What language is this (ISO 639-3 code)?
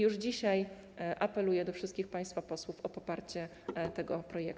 pol